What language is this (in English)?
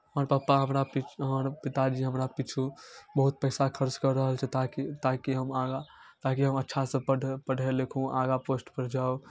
Maithili